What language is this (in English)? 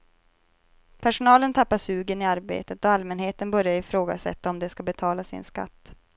Swedish